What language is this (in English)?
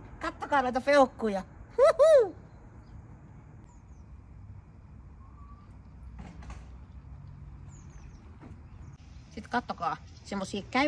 Finnish